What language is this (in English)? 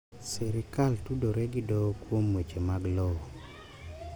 Luo (Kenya and Tanzania)